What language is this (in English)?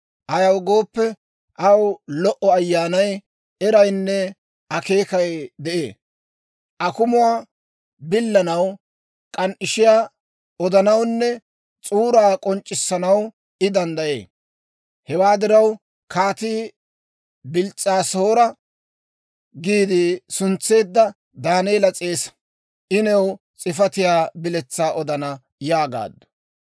Dawro